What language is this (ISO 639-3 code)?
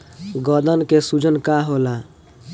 bho